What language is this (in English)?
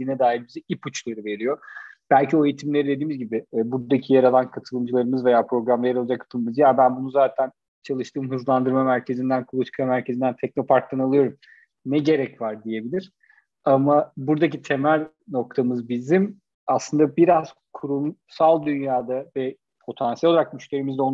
Turkish